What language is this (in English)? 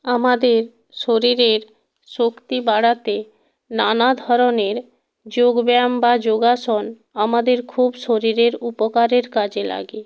Bangla